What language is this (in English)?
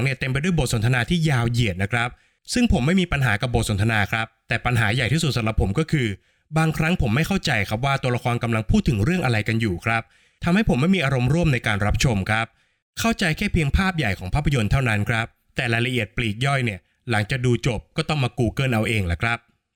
Thai